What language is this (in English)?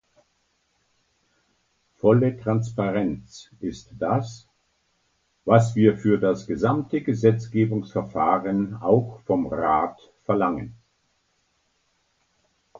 German